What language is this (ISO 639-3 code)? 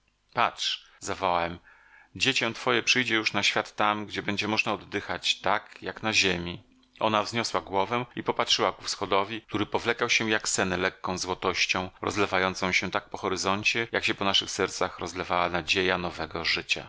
pol